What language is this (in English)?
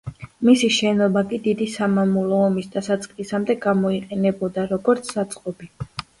Georgian